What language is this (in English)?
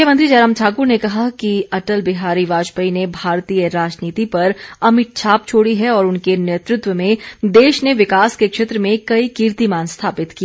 Hindi